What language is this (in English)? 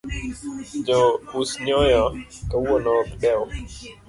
Luo (Kenya and Tanzania)